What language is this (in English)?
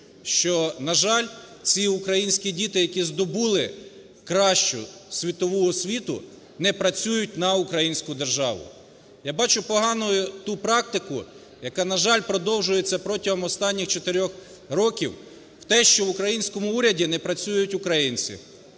Ukrainian